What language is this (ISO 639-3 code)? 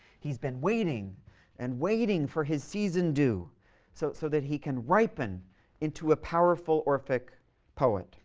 eng